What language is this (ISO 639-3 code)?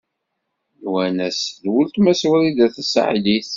kab